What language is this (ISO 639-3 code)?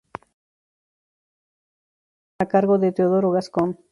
spa